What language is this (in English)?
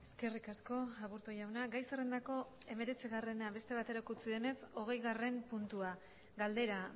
Basque